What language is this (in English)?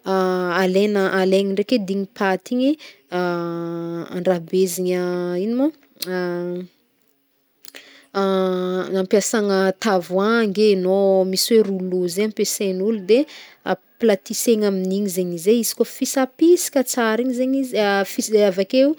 Northern Betsimisaraka Malagasy